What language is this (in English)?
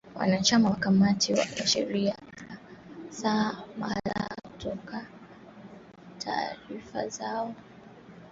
Swahili